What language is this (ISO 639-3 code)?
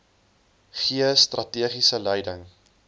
afr